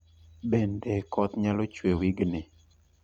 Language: Luo (Kenya and Tanzania)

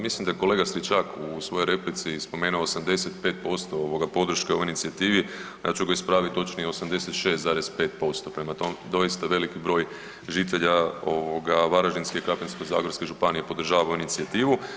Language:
Croatian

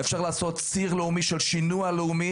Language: Hebrew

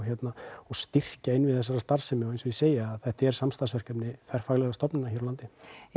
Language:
Icelandic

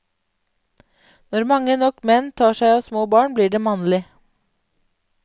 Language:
Norwegian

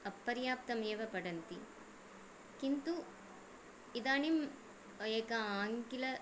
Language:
Sanskrit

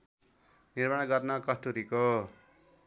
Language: Nepali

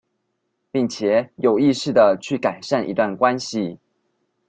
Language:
Chinese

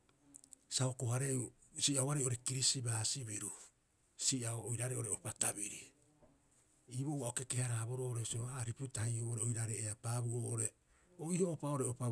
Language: Rapoisi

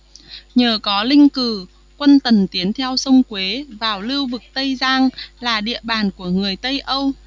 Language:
Vietnamese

